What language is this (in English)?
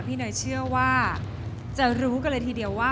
Thai